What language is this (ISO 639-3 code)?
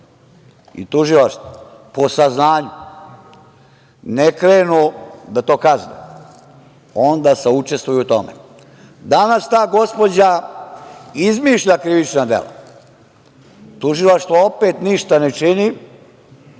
srp